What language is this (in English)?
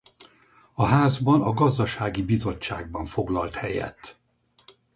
Hungarian